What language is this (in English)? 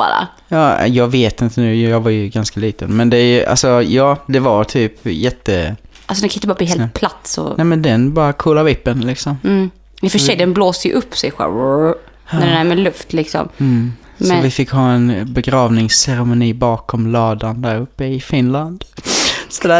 Swedish